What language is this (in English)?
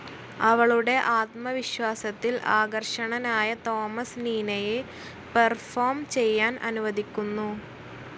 Malayalam